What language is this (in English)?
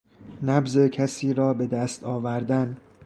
Persian